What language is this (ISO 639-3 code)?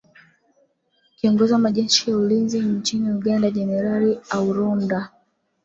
swa